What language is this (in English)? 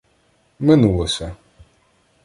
Ukrainian